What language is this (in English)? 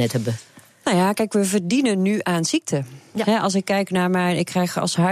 Dutch